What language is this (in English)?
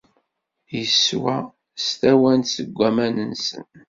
Kabyle